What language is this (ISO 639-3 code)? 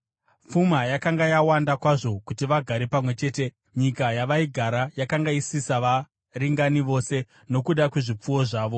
sna